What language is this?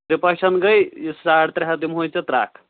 Kashmiri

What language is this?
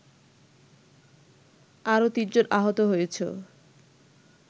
Bangla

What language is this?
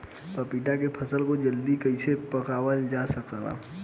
Bhojpuri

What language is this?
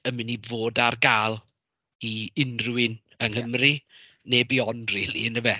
Welsh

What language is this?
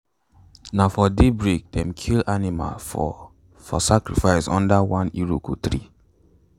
Nigerian Pidgin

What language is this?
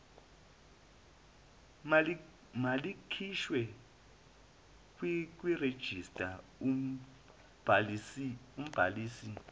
Zulu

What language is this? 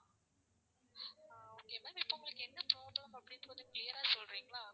Tamil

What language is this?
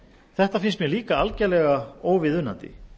Icelandic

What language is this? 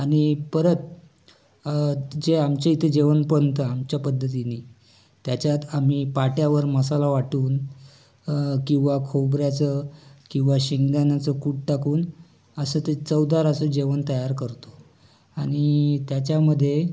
Marathi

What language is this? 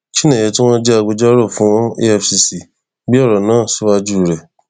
Yoruba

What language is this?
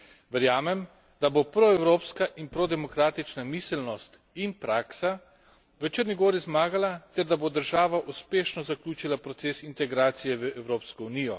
Slovenian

